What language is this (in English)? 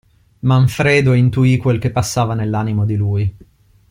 Italian